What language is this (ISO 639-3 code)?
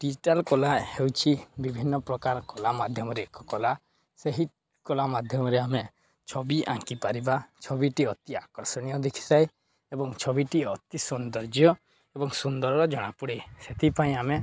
ori